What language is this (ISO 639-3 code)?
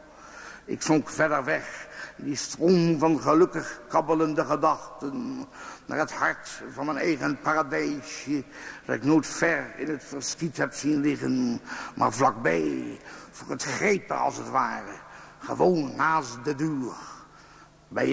nld